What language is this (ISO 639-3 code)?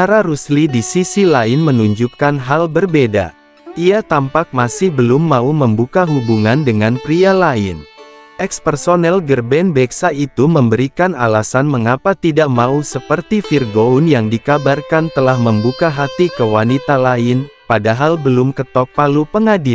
ind